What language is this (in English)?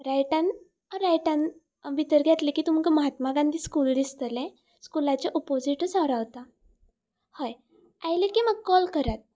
Konkani